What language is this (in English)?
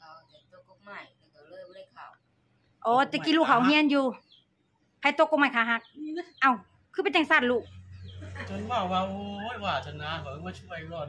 Thai